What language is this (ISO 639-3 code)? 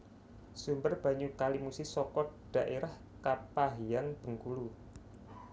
jav